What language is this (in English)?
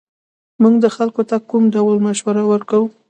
Pashto